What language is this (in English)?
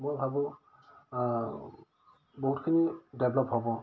Assamese